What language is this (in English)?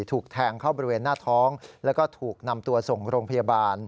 Thai